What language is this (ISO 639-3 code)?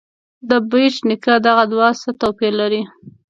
pus